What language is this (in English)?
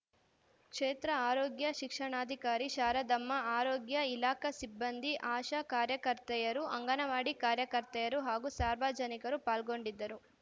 Kannada